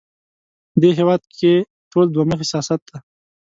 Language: Pashto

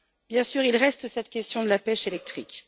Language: French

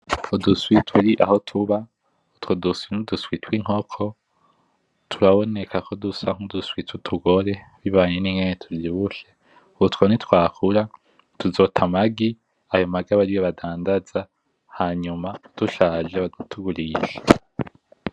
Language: Rundi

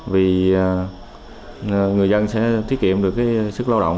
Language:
Vietnamese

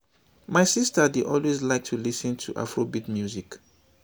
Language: Nigerian Pidgin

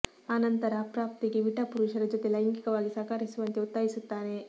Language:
Kannada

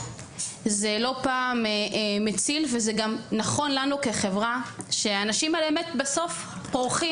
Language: Hebrew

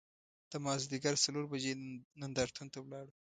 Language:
Pashto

